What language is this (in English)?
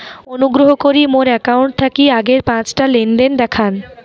Bangla